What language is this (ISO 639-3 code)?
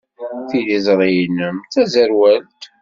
kab